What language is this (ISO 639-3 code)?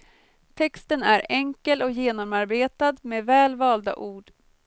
swe